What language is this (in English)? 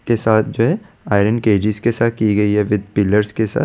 Hindi